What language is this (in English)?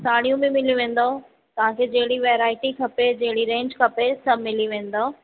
Sindhi